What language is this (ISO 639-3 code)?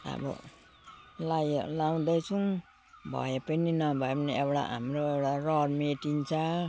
nep